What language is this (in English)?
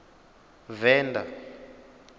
Venda